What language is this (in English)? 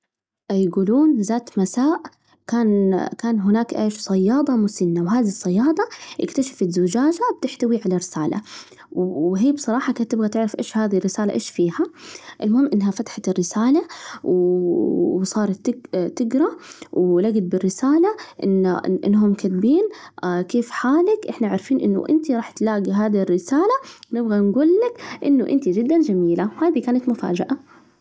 Najdi Arabic